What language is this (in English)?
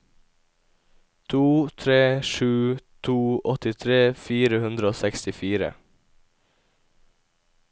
Norwegian